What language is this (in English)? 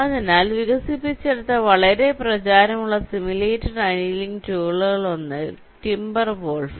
Malayalam